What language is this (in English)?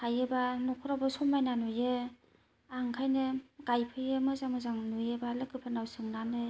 Bodo